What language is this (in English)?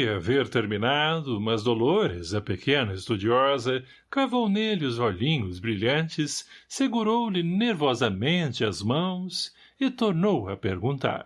Portuguese